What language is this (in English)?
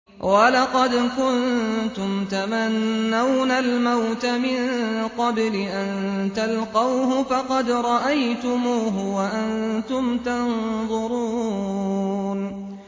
Arabic